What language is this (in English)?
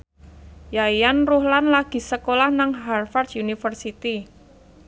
Javanese